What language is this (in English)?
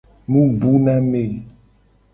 Gen